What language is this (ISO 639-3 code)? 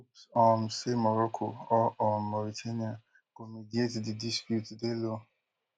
pcm